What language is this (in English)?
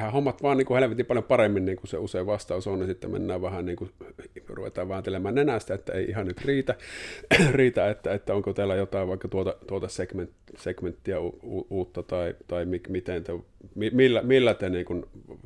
Finnish